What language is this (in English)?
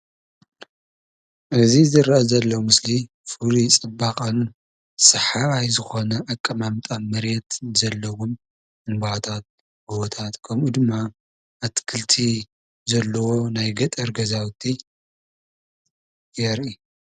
Tigrinya